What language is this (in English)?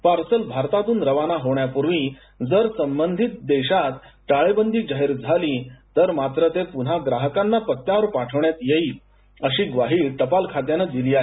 Marathi